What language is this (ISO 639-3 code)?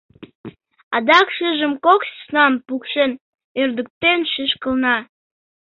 chm